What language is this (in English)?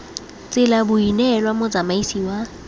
Tswana